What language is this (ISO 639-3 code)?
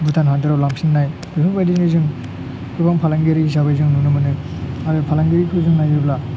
brx